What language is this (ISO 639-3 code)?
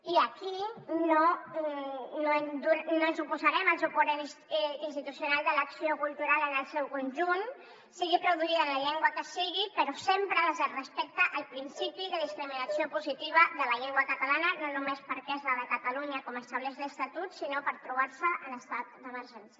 cat